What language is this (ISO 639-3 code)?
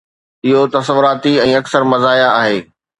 snd